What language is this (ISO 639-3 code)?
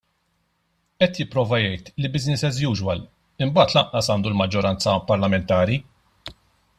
mlt